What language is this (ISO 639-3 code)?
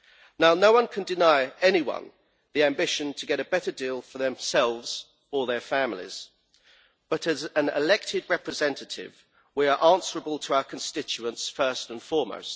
eng